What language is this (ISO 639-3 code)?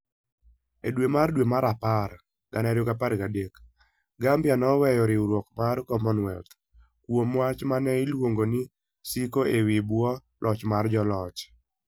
luo